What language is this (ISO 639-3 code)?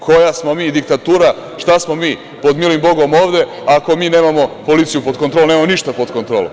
srp